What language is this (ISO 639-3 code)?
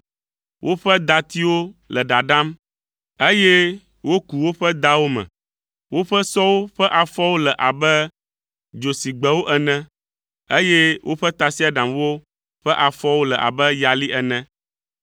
ewe